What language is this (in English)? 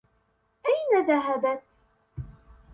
Arabic